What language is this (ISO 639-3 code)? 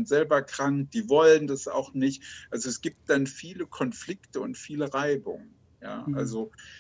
deu